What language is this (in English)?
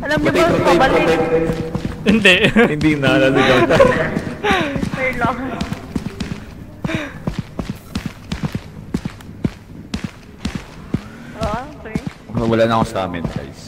Filipino